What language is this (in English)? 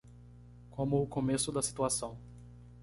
Portuguese